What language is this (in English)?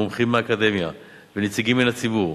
Hebrew